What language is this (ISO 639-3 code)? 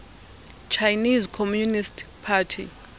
xho